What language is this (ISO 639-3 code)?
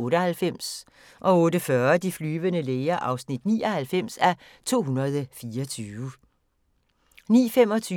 dan